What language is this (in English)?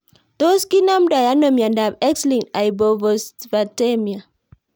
Kalenjin